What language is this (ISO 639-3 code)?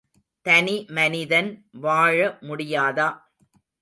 tam